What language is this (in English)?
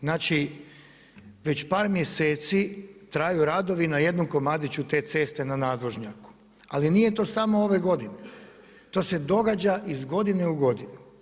Croatian